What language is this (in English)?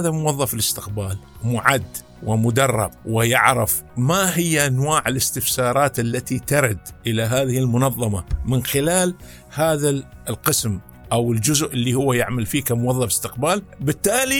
Arabic